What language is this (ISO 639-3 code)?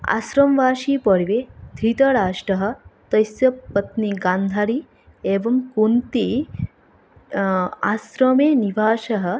san